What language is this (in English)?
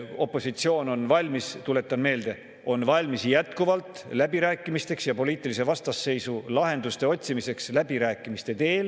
Estonian